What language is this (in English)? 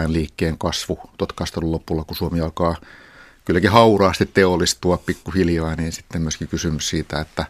Finnish